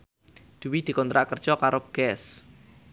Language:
Javanese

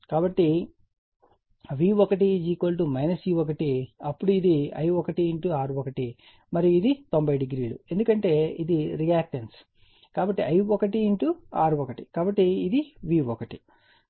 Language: Telugu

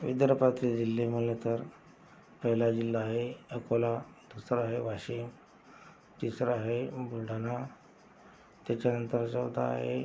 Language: Marathi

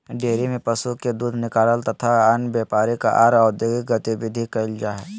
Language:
Magahi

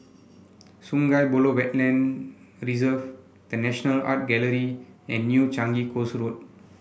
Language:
English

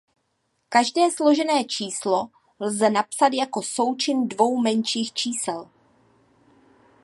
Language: Czech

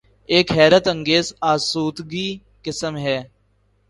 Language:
Urdu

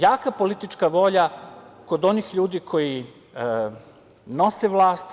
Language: Serbian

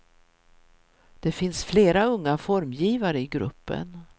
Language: Swedish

